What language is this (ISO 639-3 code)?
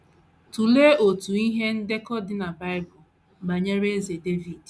ibo